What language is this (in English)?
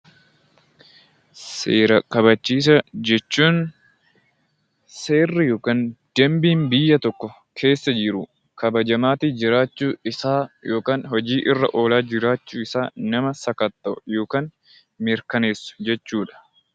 Oromo